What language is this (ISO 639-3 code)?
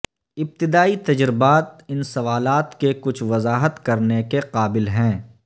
urd